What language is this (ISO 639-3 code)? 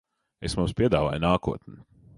lav